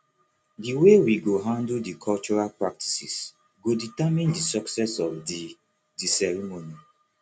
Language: Nigerian Pidgin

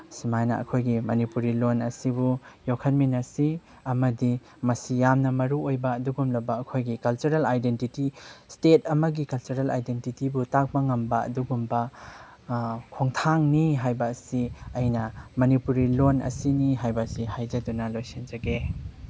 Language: Manipuri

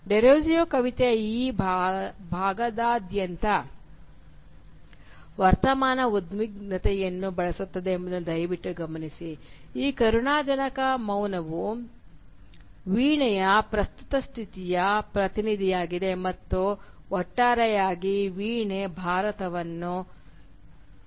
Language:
Kannada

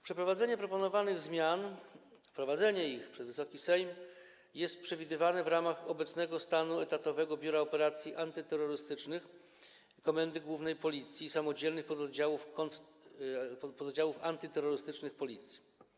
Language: Polish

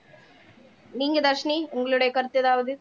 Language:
Tamil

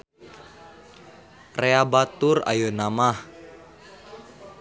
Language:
Sundanese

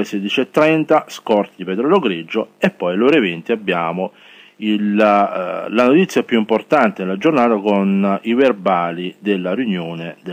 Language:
Italian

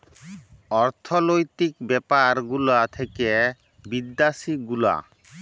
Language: Bangla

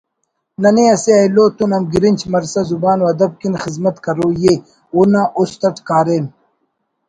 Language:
Brahui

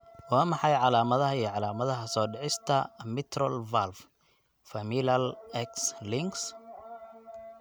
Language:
Somali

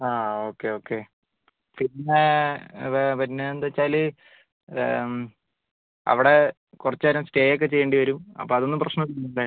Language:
Malayalam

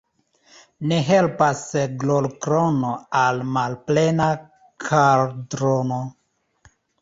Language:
Esperanto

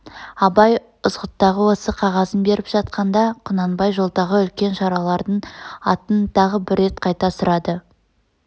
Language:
Kazakh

